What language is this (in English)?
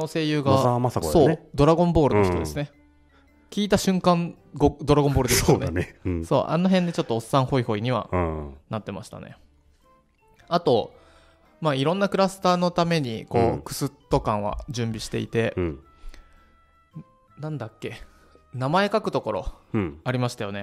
Japanese